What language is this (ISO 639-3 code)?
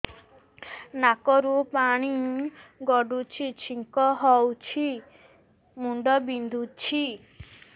ori